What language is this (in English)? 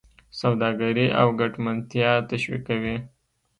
Pashto